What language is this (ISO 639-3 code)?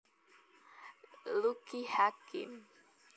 jav